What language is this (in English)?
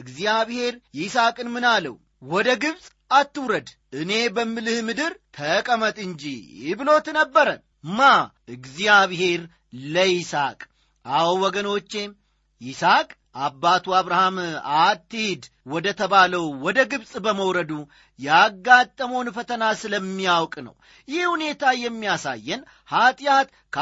Amharic